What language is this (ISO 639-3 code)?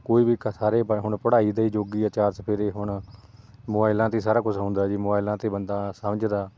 pan